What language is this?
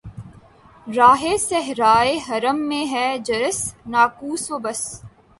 Urdu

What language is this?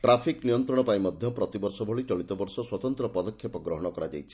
Odia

